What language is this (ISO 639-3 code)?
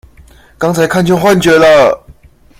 zho